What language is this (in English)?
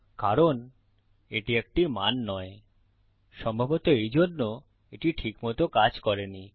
Bangla